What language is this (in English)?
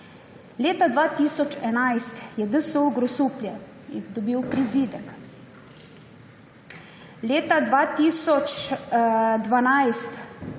Slovenian